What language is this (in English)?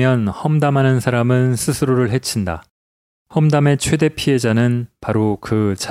Korean